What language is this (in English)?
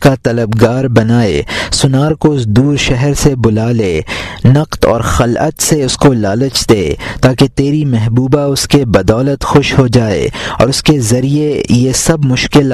Urdu